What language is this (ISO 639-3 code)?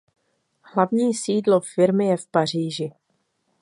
ces